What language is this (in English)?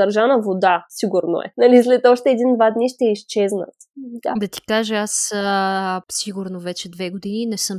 Bulgarian